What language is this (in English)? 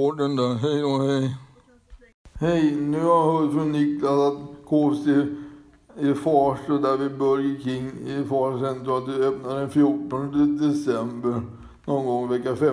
Swedish